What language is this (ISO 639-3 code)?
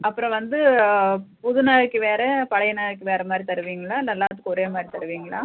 tam